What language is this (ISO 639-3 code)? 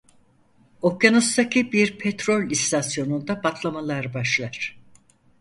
tur